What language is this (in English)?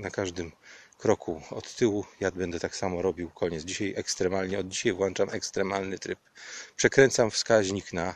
Polish